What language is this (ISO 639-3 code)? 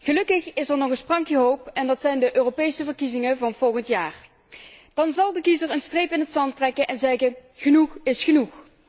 nld